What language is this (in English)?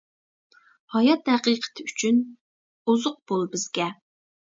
Uyghur